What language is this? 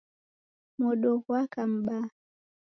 Taita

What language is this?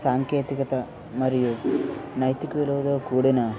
Telugu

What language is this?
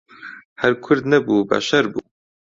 Central Kurdish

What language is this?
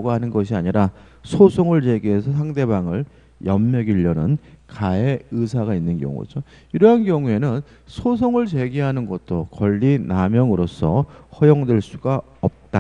Korean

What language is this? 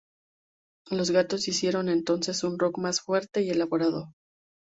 Spanish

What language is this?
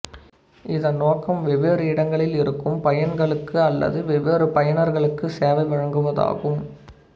Tamil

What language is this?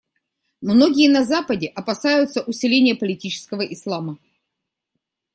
Russian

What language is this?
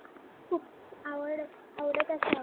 Marathi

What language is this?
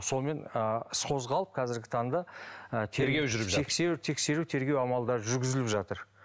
Kazakh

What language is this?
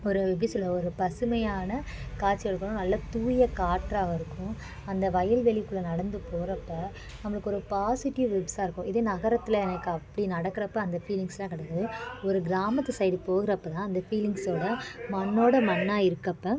Tamil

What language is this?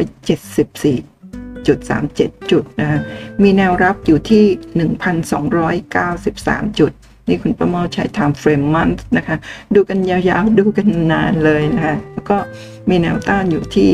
Thai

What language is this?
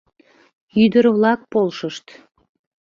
Mari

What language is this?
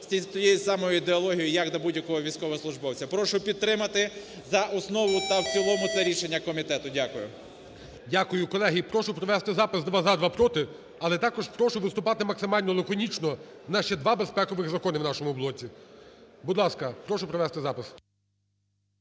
Ukrainian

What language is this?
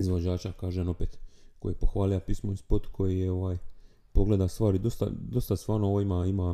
Croatian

